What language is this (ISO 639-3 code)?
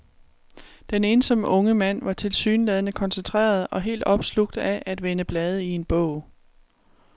dan